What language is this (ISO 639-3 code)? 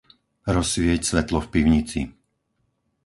slk